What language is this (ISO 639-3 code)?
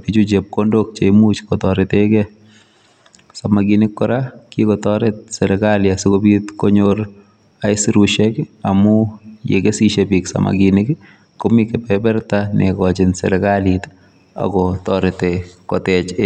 kln